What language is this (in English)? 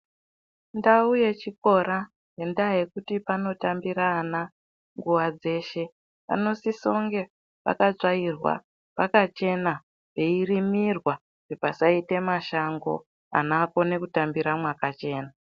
Ndau